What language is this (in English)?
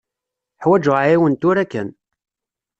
Kabyle